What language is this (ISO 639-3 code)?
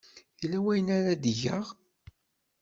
kab